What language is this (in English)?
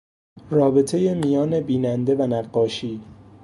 Persian